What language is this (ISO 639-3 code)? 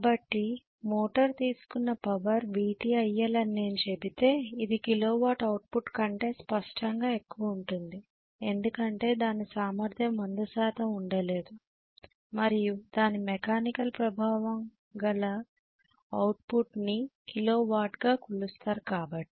tel